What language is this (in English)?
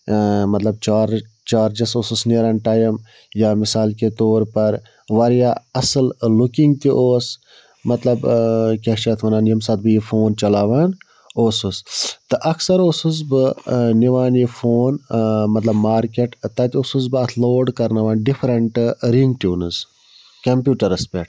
Kashmiri